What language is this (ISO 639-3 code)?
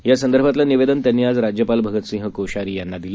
mar